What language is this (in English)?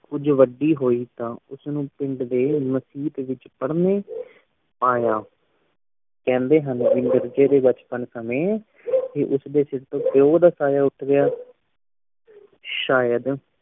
Punjabi